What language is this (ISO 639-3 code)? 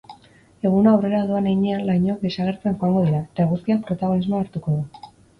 eus